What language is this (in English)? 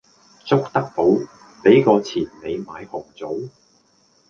Cantonese